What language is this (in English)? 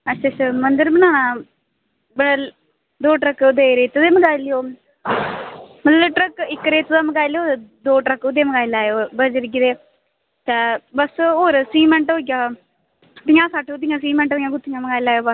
Dogri